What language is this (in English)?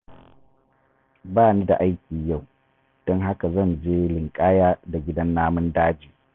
Hausa